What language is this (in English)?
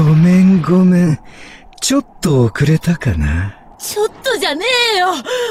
Japanese